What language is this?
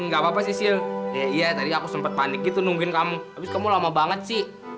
Indonesian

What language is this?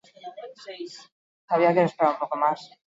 Basque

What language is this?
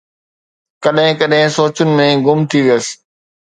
Sindhi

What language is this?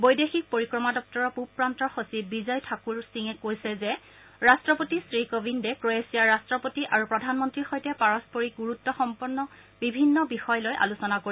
Assamese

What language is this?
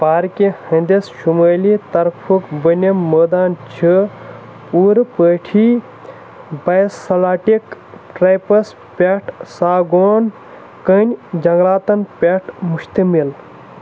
Kashmiri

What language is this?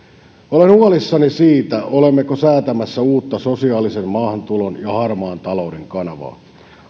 Finnish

